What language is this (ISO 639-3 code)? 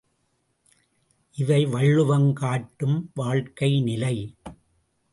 tam